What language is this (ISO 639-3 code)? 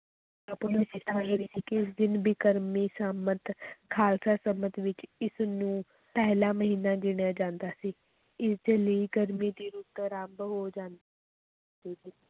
pan